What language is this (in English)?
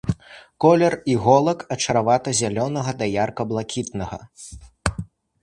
Belarusian